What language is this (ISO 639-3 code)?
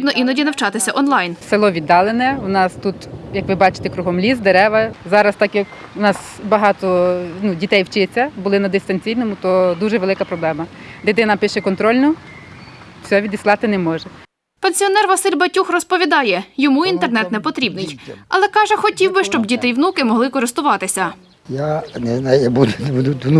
ukr